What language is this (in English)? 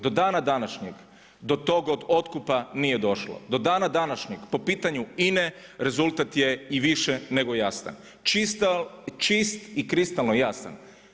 Croatian